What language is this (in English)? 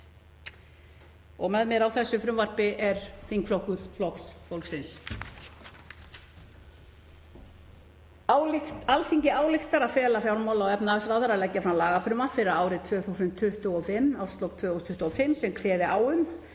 Icelandic